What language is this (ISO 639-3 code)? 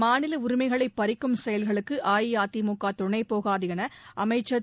tam